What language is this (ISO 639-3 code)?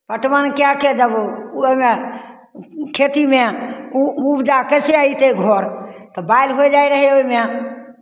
mai